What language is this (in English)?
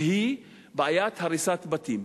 Hebrew